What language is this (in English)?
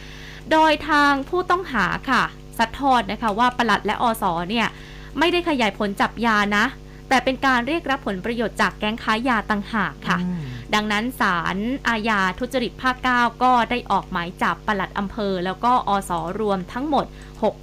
Thai